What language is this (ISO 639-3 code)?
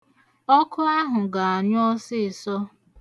ibo